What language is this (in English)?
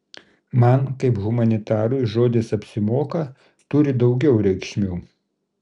Lithuanian